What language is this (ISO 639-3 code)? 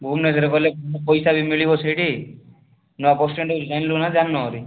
ori